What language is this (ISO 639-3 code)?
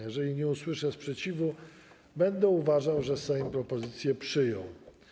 pol